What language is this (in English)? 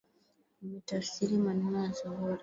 Swahili